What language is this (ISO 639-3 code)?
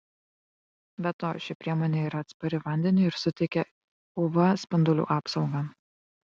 lit